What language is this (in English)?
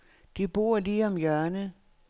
Danish